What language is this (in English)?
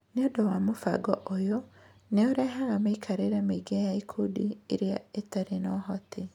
Kikuyu